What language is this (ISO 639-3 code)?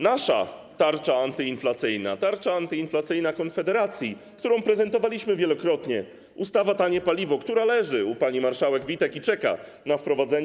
pol